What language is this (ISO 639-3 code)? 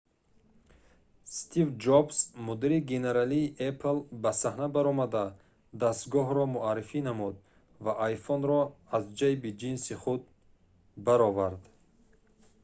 tgk